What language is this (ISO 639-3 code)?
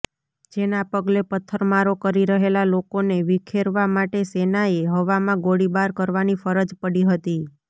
guj